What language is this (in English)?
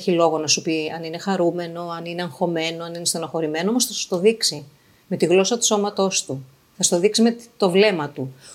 Greek